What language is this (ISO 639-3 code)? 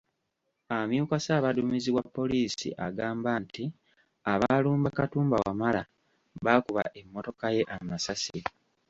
lug